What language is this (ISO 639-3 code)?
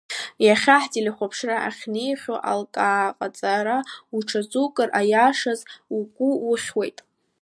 abk